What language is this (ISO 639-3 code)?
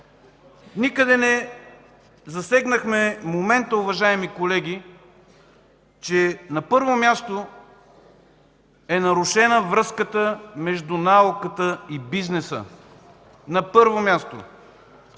bul